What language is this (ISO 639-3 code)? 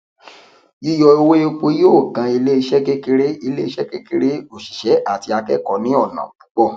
yor